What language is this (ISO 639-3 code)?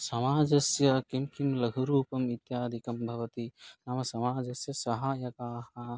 san